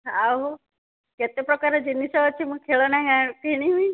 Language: Odia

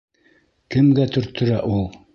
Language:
Bashkir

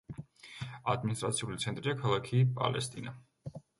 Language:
Georgian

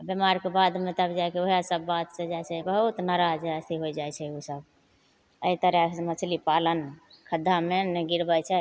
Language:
Maithili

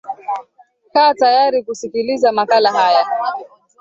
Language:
Swahili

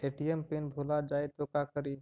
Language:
Magahi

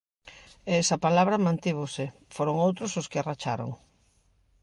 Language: Galician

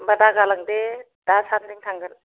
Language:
Bodo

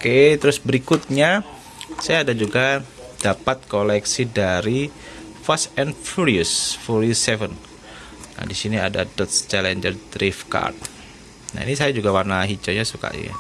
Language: Indonesian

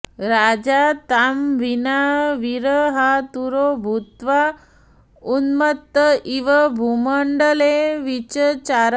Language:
Sanskrit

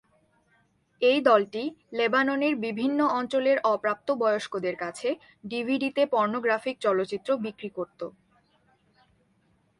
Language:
Bangla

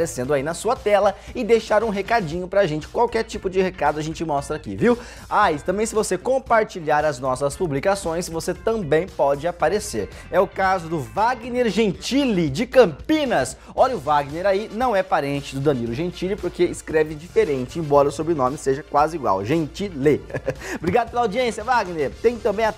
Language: Portuguese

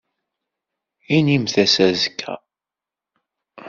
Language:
Kabyle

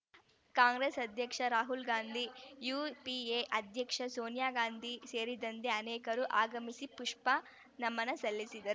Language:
Kannada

